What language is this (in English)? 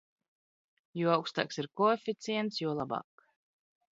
Latvian